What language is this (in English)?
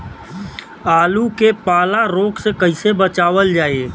Bhojpuri